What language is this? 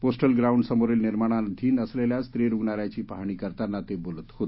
Marathi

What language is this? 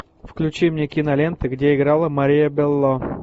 Russian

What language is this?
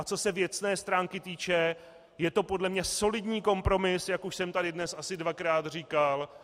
Czech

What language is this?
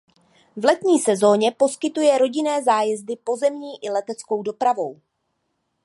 Czech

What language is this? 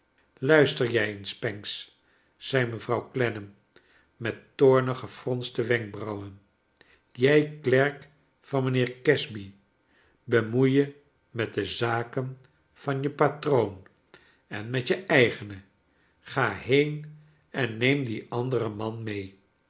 Dutch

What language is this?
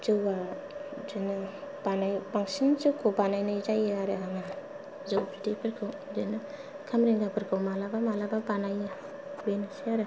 Bodo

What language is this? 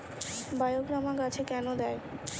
Bangla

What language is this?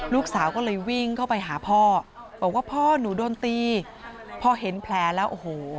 Thai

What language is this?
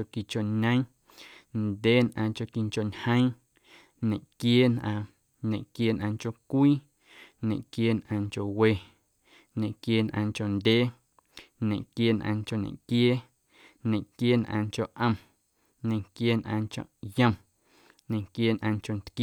Guerrero Amuzgo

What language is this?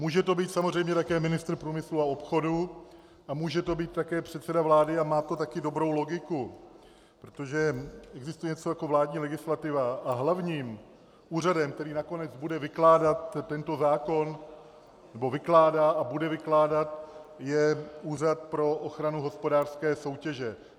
Czech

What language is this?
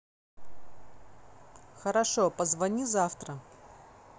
Russian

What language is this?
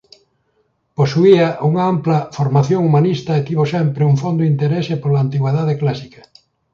Galician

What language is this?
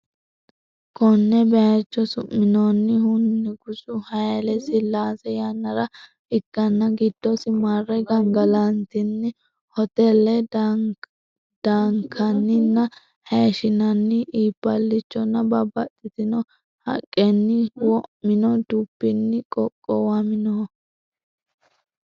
Sidamo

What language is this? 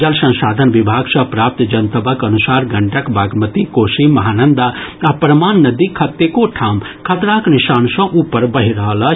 Maithili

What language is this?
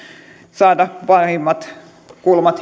Finnish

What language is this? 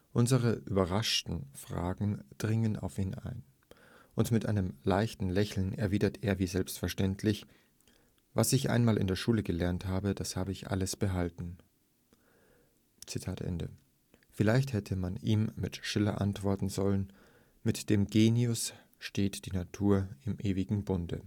German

